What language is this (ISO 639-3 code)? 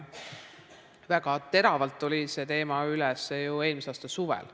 est